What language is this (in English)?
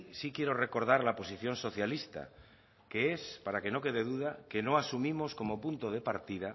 Spanish